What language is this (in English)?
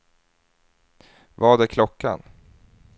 Swedish